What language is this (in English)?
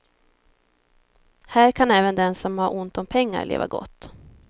Swedish